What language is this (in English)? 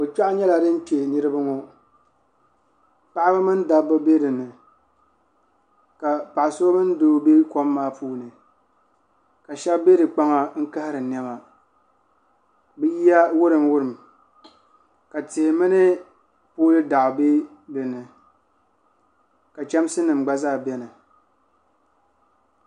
Dagbani